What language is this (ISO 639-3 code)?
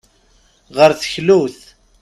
kab